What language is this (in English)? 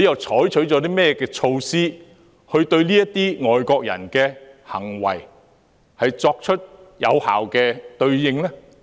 Cantonese